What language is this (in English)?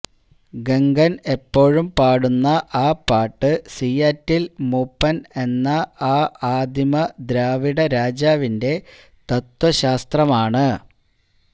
Malayalam